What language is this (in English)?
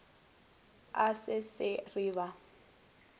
Northern Sotho